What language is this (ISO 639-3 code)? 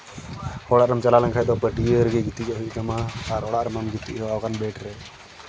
sat